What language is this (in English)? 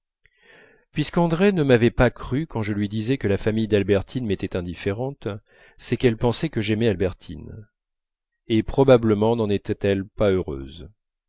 French